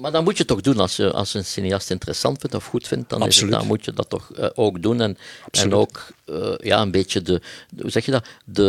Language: Dutch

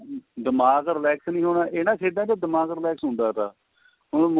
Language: Punjabi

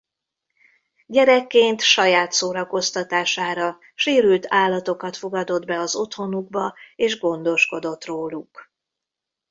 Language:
Hungarian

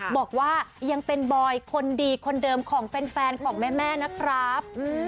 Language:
Thai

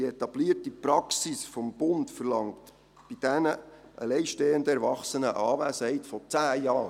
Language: Swiss German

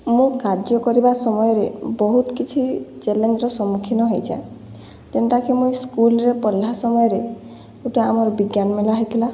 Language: Odia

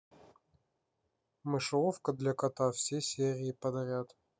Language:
Russian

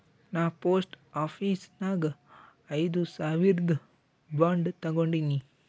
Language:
Kannada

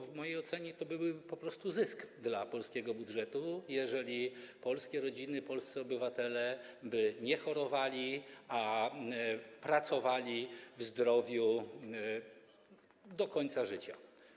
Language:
Polish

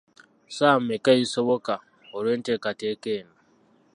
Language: Ganda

